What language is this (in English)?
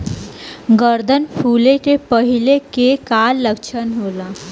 Bhojpuri